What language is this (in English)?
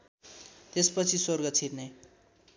Nepali